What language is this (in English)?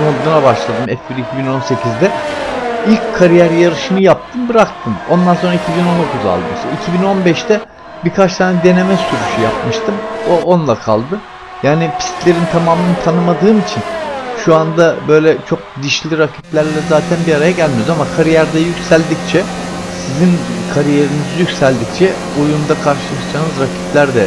Turkish